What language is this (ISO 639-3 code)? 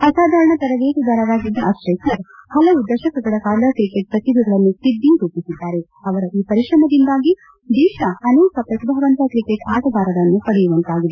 kan